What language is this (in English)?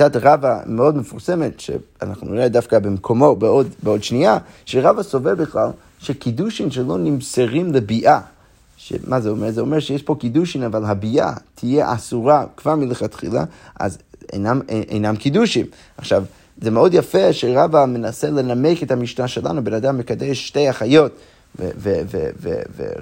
Hebrew